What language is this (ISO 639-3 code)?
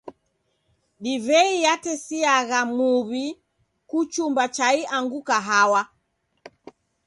dav